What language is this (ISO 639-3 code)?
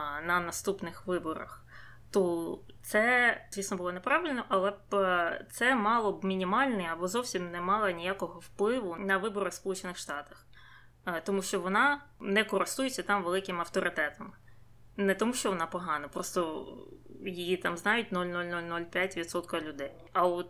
ukr